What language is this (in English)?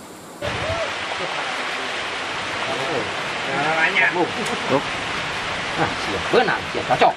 Indonesian